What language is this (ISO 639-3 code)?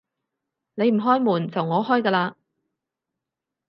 yue